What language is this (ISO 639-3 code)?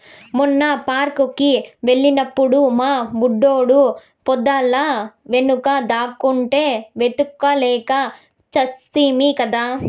tel